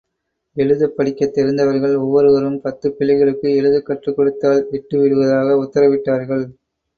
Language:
Tamil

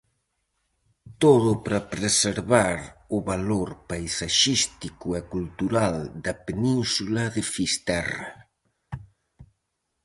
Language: Galician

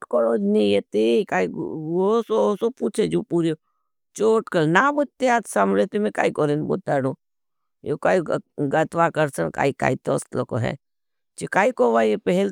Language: Bhili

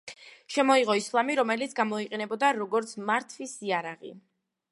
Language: Georgian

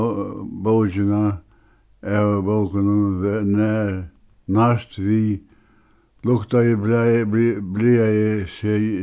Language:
Faroese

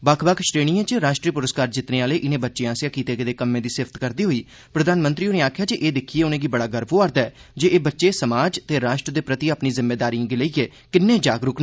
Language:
Dogri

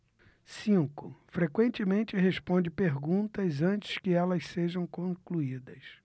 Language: Portuguese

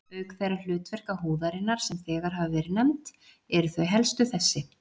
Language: Icelandic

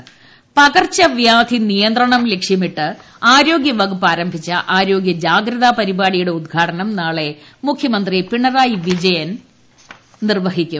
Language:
Malayalam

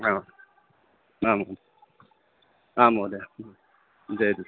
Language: Sanskrit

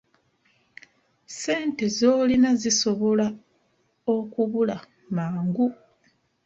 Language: Ganda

